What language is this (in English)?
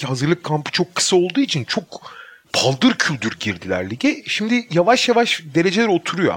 Turkish